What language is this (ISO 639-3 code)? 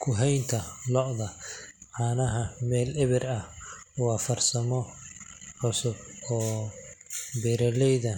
som